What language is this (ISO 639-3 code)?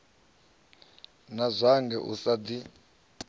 ven